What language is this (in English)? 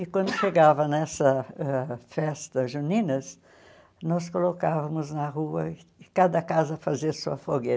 Portuguese